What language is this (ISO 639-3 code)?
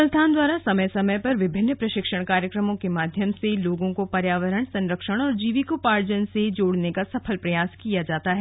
hin